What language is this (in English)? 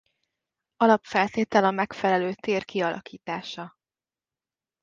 Hungarian